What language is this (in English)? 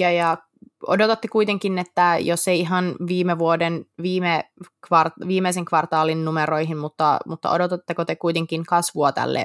Finnish